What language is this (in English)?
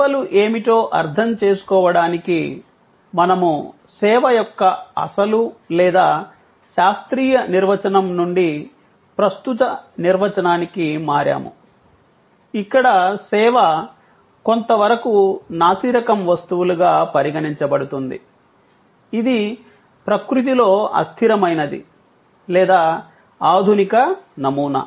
Telugu